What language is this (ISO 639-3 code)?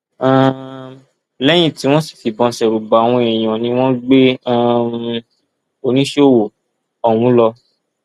yor